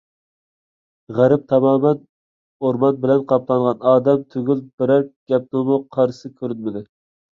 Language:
Uyghur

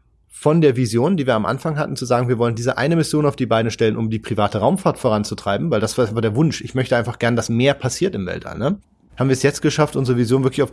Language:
German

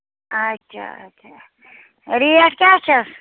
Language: Kashmiri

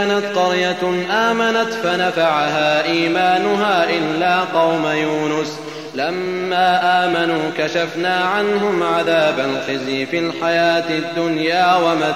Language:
Arabic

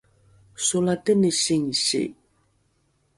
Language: Rukai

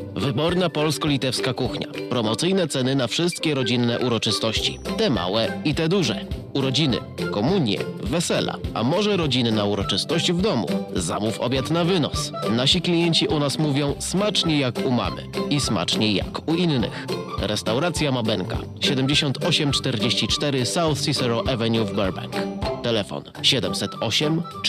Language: Polish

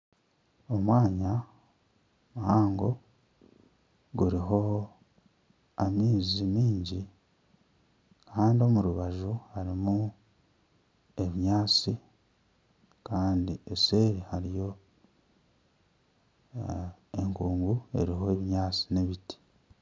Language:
Nyankole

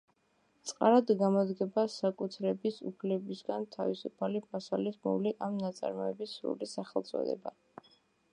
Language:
Georgian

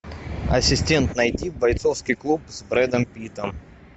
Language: Russian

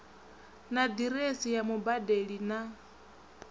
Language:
Venda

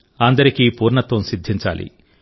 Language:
Telugu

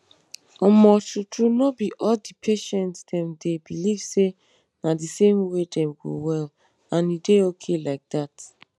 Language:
Nigerian Pidgin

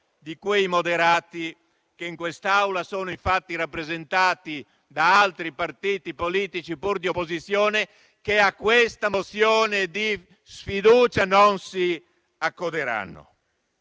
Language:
Italian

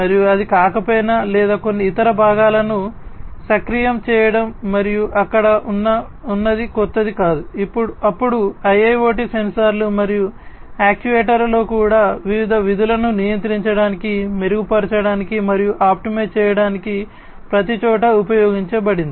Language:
Telugu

